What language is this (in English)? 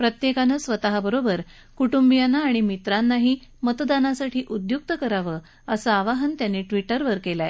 Marathi